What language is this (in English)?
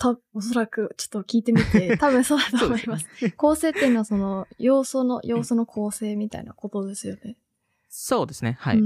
Japanese